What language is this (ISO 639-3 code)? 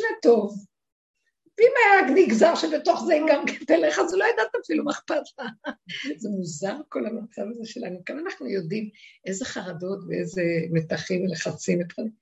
heb